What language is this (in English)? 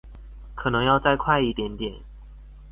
Chinese